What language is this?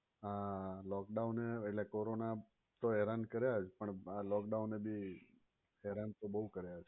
Gujarati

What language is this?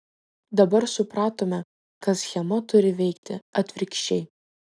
Lithuanian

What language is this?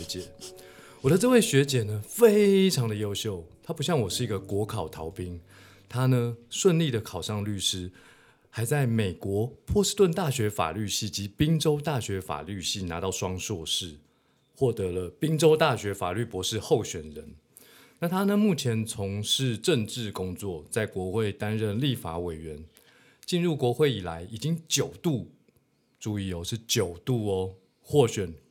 Chinese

